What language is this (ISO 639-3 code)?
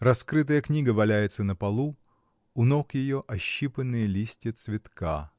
rus